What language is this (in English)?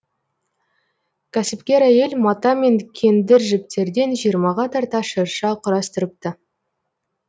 Kazakh